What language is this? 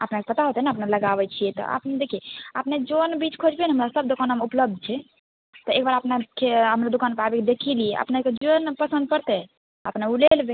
Maithili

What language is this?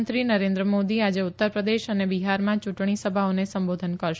Gujarati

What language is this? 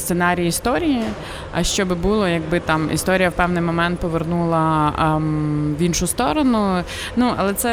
Ukrainian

